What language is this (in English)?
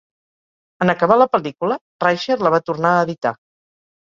Catalan